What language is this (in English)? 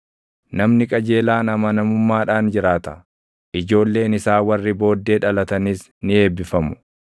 Oromo